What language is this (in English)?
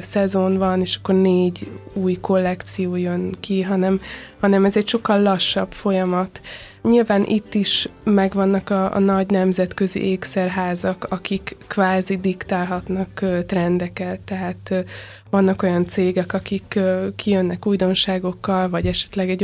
Hungarian